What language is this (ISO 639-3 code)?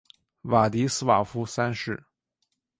zho